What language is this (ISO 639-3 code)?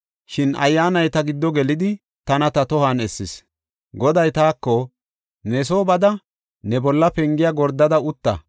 gof